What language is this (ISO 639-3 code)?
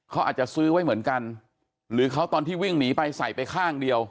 tha